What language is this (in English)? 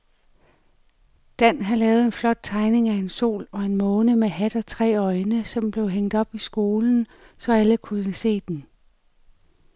Danish